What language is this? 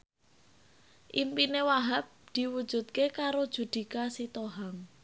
Javanese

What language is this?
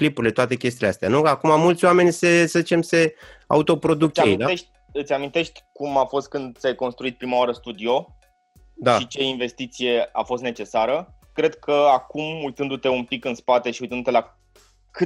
Romanian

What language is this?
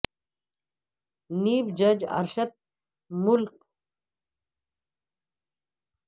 Urdu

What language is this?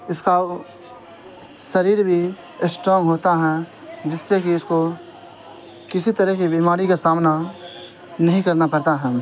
Urdu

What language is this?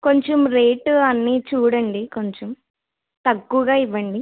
Telugu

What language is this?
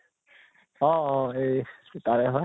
Assamese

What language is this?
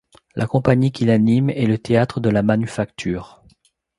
French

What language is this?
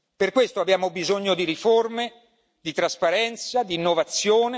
Italian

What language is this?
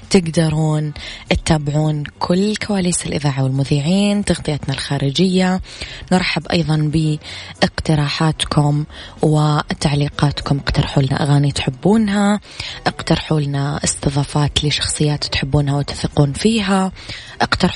Arabic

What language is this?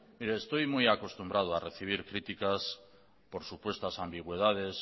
Spanish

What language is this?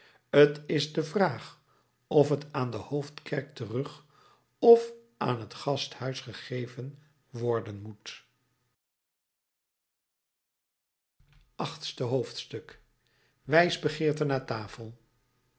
Dutch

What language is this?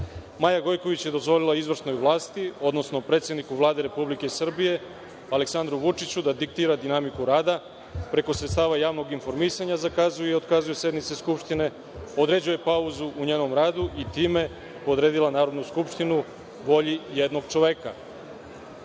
Serbian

